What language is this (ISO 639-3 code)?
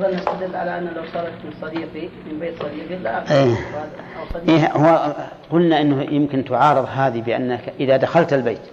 ara